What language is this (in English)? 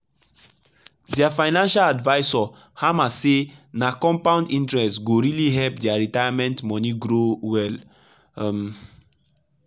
Nigerian Pidgin